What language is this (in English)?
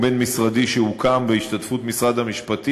Hebrew